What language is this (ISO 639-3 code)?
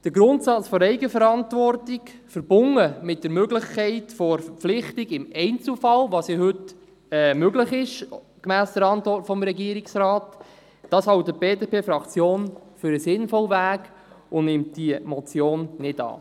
gsw